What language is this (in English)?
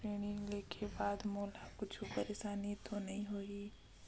Chhattisgarhi